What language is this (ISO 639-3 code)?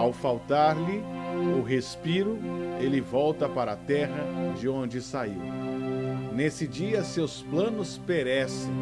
por